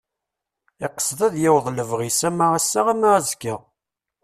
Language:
Kabyle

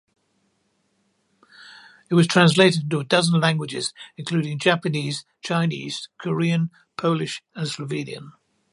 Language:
English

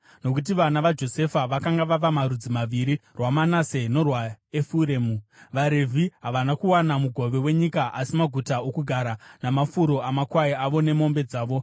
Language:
Shona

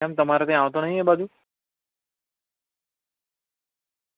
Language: Gujarati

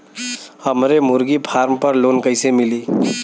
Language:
Bhojpuri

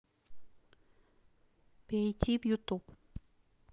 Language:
Russian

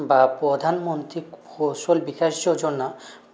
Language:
Bangla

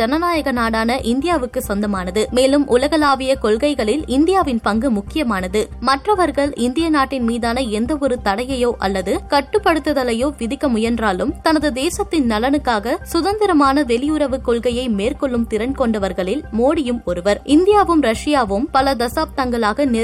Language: Tamil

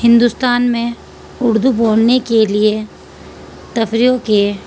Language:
Urdu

